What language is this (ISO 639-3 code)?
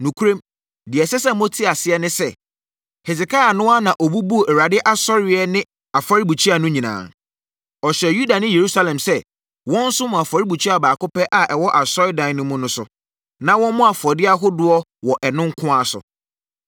aka